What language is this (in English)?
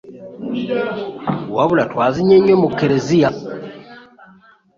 Ganda